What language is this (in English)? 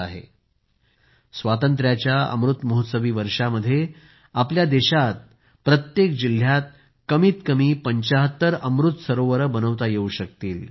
Marathi